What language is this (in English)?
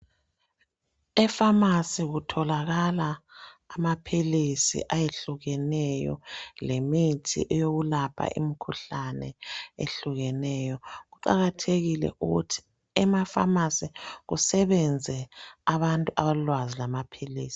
North Ndebele